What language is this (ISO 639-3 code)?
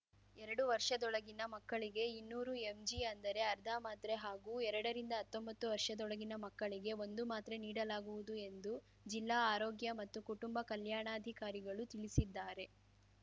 kan